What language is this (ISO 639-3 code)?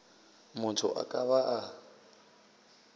nso